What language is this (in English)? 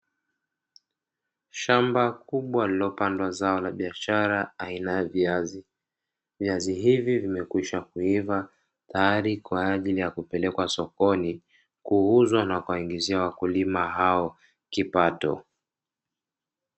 Swahili